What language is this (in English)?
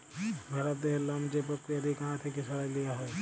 Bangla